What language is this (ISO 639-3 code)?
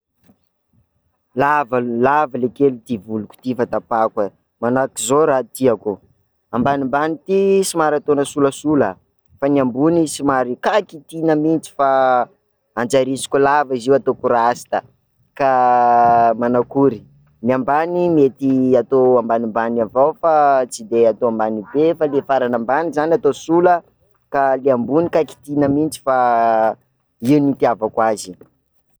skg